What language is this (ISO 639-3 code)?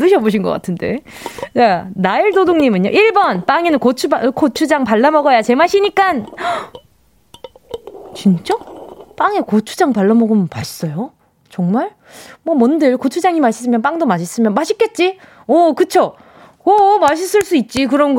kor